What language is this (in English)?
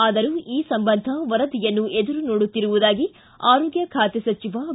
Kannada